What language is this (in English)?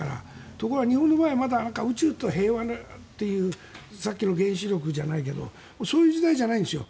Japanese